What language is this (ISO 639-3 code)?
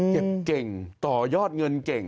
tha